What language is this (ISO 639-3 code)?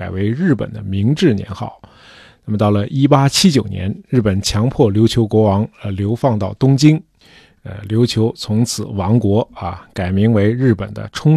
zho